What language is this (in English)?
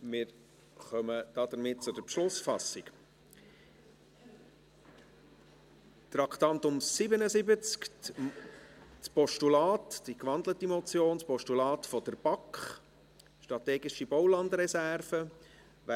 Swiss German